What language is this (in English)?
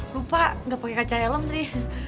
Indonesian